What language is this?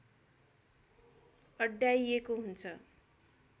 Nepali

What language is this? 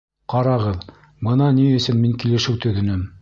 Bashkir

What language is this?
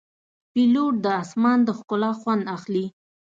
Pashto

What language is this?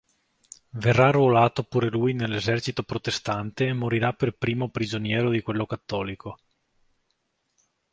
Italian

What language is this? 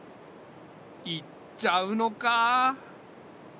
Japanese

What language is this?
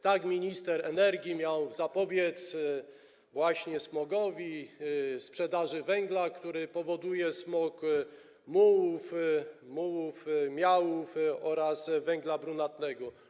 Polish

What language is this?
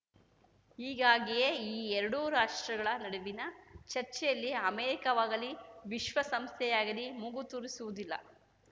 Kannada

